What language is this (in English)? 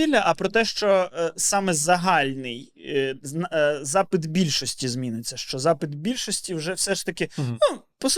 Ukrainian